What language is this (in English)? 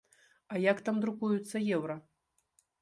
Belarusian